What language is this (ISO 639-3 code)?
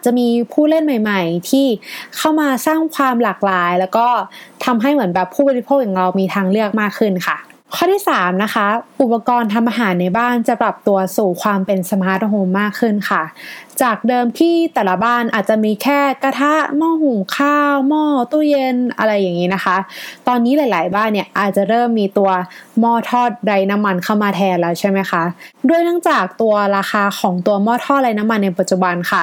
tha